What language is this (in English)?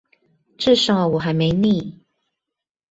Chinese